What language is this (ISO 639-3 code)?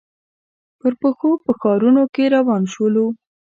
pus